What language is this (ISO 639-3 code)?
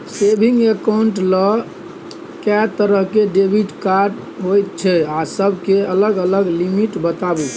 mai